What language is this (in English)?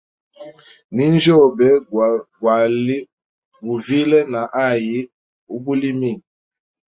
Hemba